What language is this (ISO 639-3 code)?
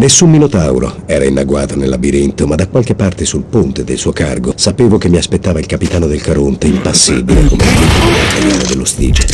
ita